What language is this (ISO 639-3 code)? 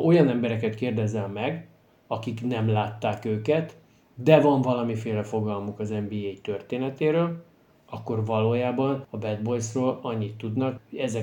hun